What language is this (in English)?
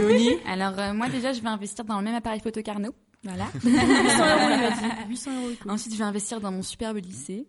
French